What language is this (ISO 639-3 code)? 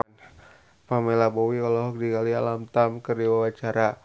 sun